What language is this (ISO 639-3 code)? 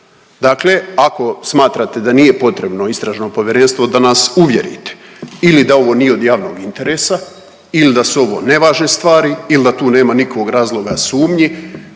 hrv